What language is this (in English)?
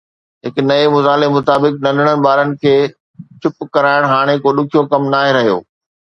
Sindhi